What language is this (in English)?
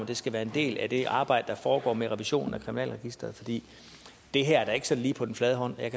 Danish